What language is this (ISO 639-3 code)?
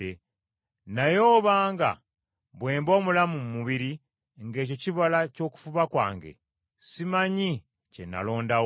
lug